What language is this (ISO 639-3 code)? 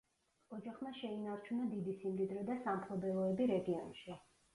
kat